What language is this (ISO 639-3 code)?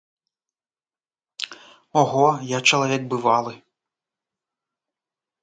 bel